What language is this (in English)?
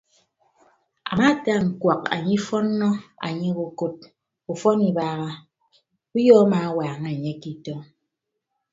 Ibibio